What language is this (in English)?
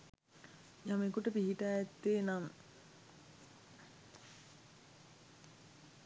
Sinhala